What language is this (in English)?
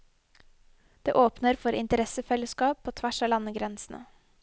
Norwegian